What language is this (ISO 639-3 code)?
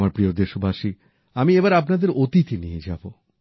ben